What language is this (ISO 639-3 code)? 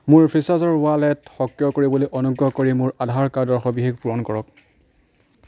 asm